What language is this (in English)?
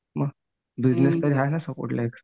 Marathi